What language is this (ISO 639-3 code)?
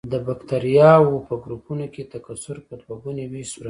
pus